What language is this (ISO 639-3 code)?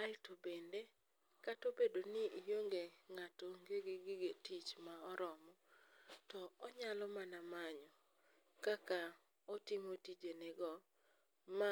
luo